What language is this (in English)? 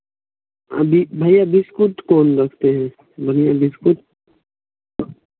Hindi